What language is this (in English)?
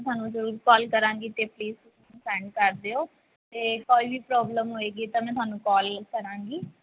Punjabi